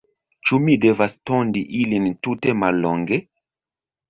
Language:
Esperanto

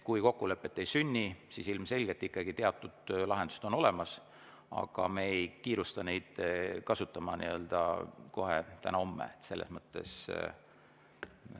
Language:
Estonian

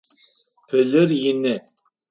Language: Adyghe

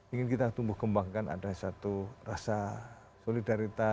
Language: Indonesian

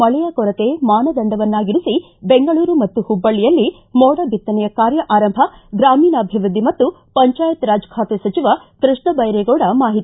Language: Kannada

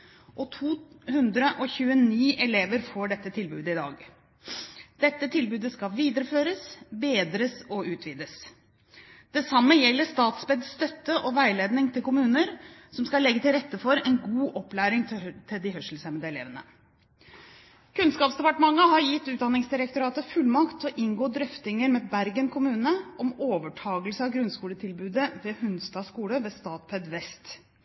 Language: Norwegian Bokmål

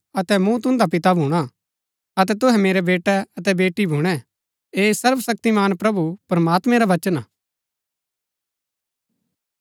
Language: Gaddi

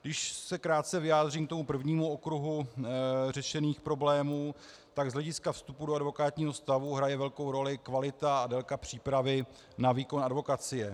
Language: Czech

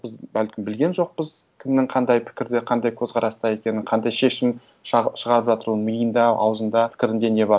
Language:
Kazakh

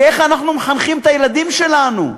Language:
Hebrew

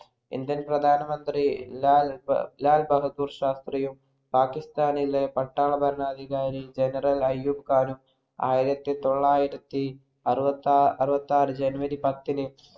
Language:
Malayalam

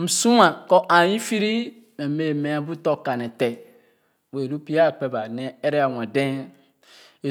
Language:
Khana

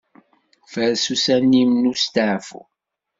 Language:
Kabyle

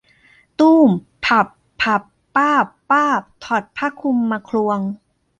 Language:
Thai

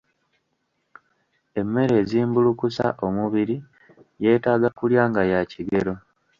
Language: Ganda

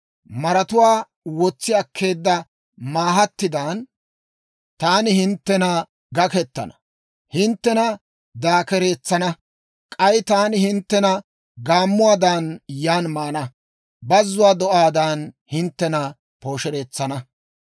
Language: Dawro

